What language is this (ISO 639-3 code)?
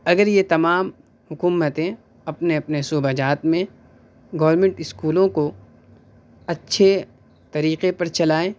urd